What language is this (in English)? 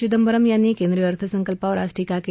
Marathi